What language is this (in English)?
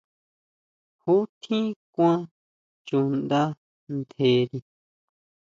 Huautla Mazatec